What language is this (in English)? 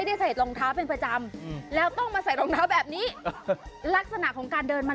Thai